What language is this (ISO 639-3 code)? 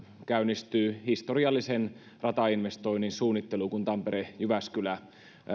fin